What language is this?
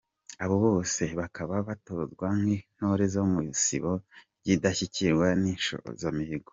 Kinyarwanda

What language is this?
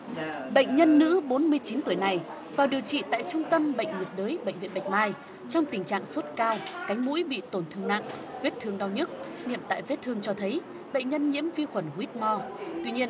Vietnamese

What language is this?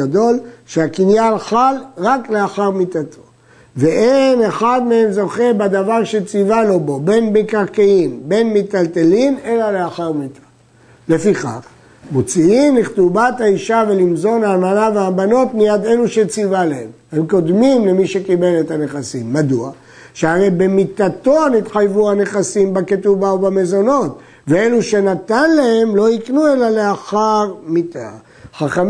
Hebrew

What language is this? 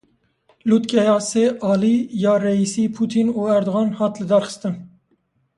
Kurdish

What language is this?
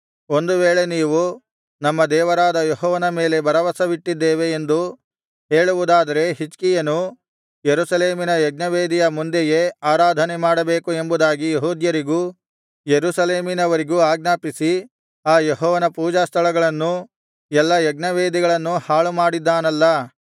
Kannada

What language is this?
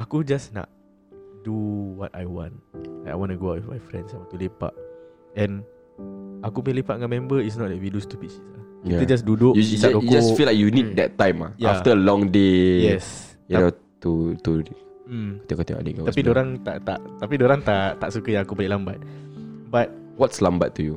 Malay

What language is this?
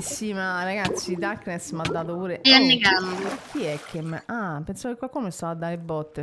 Italian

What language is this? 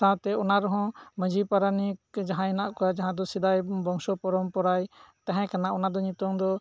Santali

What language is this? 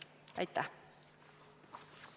Estonian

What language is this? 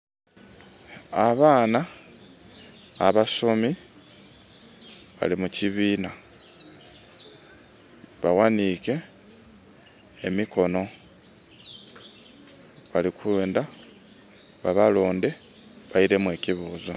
Soga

